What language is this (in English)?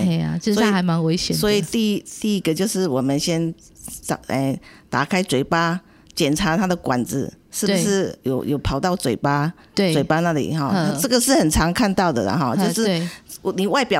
Chinese